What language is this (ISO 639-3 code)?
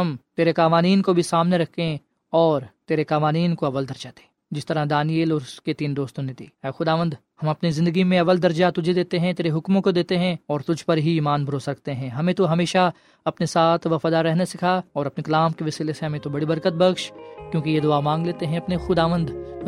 urd